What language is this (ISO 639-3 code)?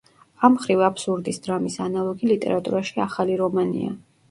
kat